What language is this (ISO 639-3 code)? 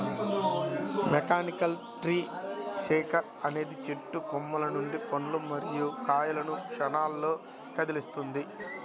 tel